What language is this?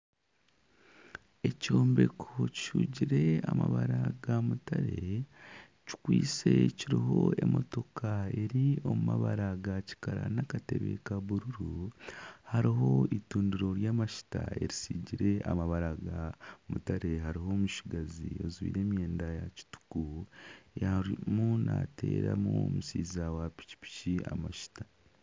Nyankole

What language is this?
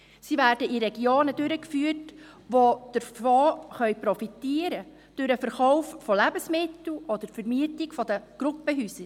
Swiss German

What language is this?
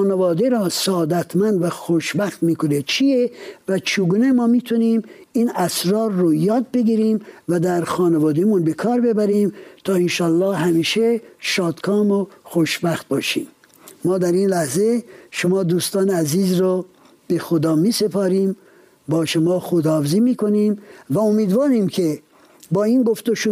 Persian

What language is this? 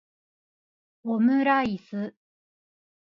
Japanese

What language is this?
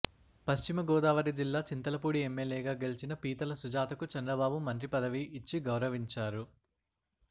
Telugu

